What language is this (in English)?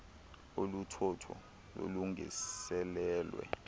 Xhosa